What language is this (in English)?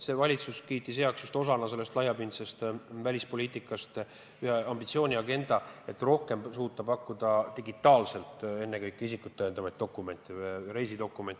Estonian